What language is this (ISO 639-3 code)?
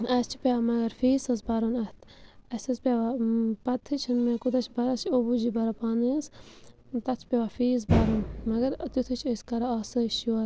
kas